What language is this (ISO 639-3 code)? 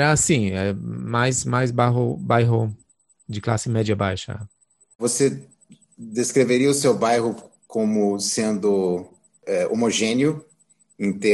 por